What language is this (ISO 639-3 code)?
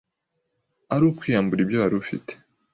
kin